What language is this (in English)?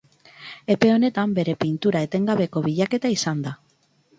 Basque